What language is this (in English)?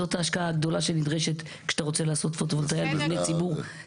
Hebrew